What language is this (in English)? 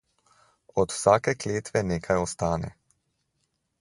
Slovenian